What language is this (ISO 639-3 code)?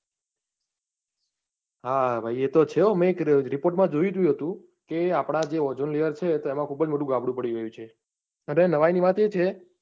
guj